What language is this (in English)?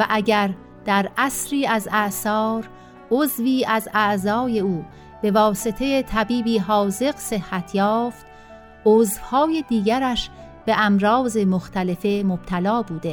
Persian